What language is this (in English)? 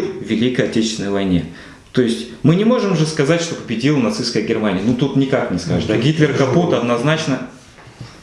Russian